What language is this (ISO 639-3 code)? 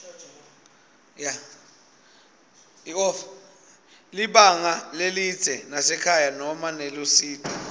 ssw